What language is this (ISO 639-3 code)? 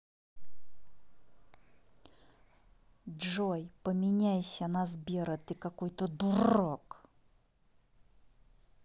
rus